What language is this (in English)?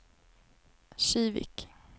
Swedish